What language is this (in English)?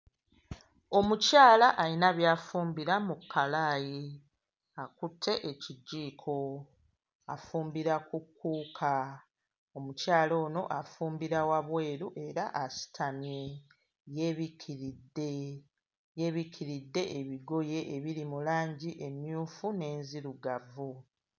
Ganda